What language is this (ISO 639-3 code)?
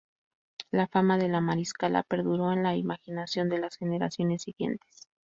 spa